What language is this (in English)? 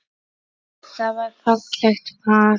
Icelandic